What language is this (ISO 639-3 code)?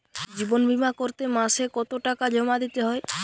ben